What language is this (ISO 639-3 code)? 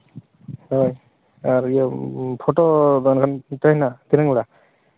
sat